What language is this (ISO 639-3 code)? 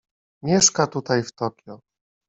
pol